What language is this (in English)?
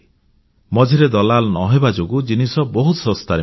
Odia